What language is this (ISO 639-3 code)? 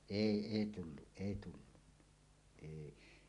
fin